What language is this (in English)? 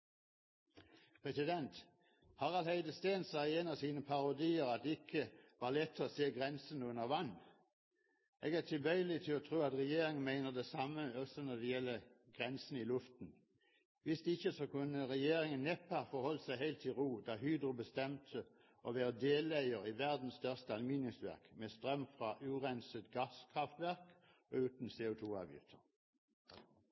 Norwegian Bokmål